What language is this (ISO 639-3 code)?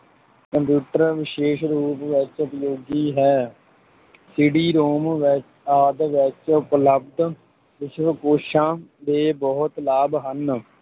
pan